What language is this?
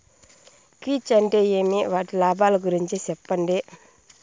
Telugu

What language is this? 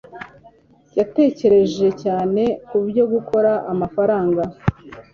Kinyarwanda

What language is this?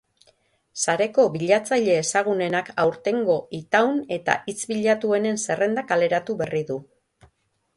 Basque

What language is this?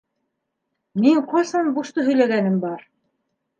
Bashkir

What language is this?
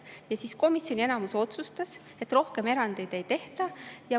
Estonian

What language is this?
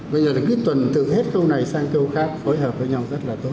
Vietnamese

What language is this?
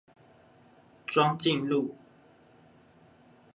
Chinese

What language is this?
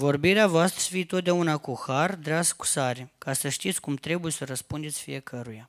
Romanian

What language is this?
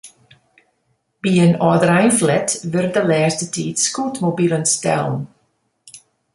Western Frisian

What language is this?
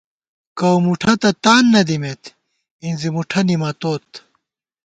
Gawar-Bati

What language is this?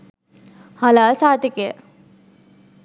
Sinhala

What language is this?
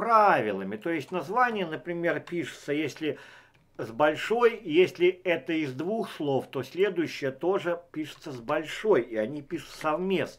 Russian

